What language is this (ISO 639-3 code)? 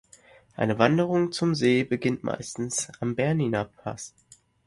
deu